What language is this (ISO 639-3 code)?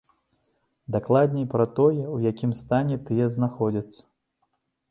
bel